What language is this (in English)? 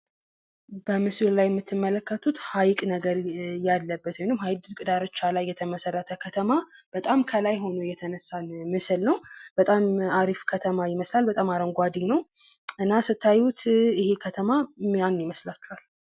Amharic